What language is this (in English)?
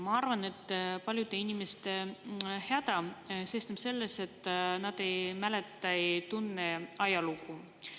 Estonian